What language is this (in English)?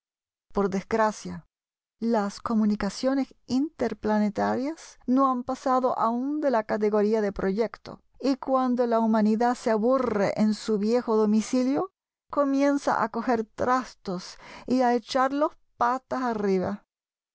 Spanish